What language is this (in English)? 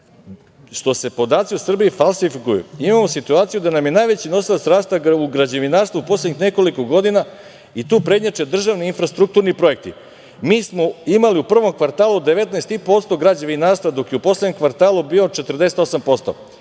Serbian